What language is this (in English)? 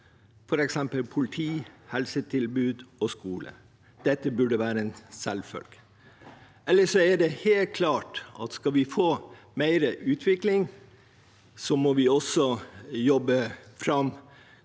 Norwegian